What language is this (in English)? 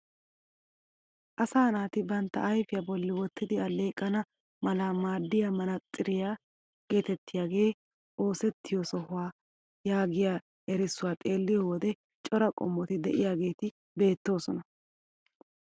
Wolaytta